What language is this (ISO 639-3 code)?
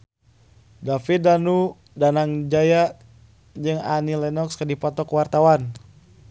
sun